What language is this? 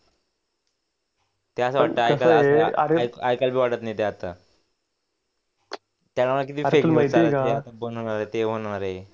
Marathi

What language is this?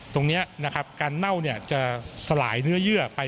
Thai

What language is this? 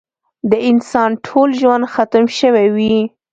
Pashto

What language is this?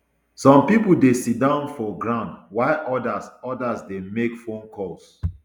Nigerian Pidgin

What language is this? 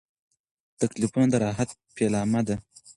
Pashto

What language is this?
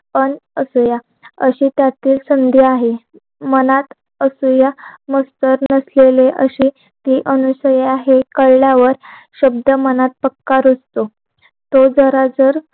Marathi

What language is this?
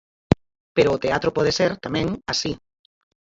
Galician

